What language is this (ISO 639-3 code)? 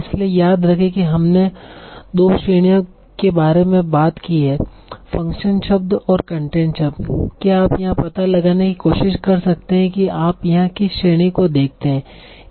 hin